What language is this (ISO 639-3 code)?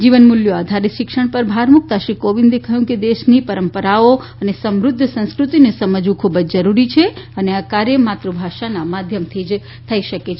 guj